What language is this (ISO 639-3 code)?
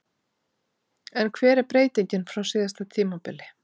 isl